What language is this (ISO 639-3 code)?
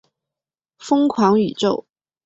zho